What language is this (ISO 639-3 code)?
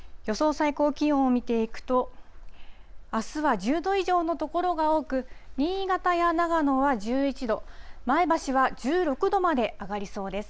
jpn